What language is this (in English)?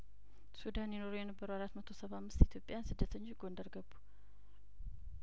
Amharic